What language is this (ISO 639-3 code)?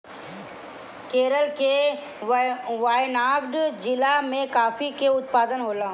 bho